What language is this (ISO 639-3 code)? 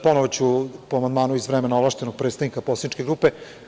srp